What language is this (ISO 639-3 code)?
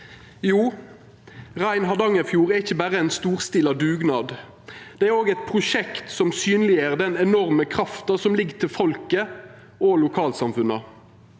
nor